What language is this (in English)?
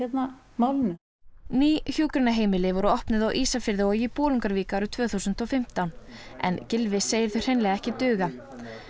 Icelandic